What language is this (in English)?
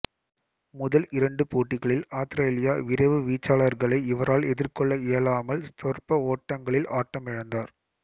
Tamil